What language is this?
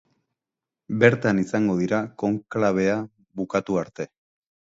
Basque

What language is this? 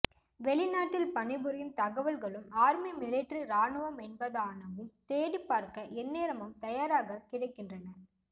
Tamil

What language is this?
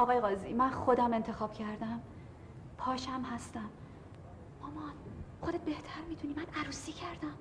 Persian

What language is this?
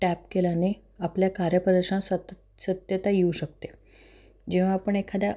Marathi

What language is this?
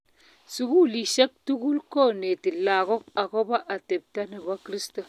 Kalenjin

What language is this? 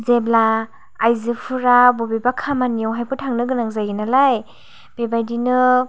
Bodo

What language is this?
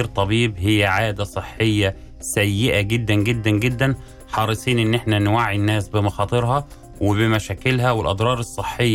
Arabic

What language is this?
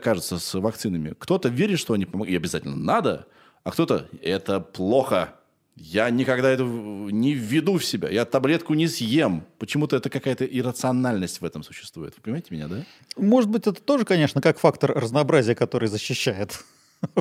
Russian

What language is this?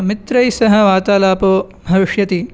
Sanskrit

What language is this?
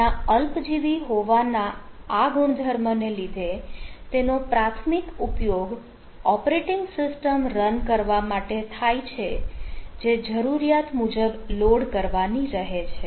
Gujarati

